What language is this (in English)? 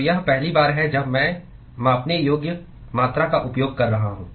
Hindi